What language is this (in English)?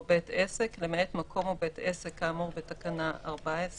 Hebrew